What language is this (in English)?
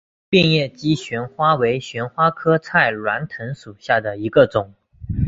Chinese